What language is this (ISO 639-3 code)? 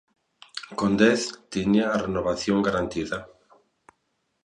glg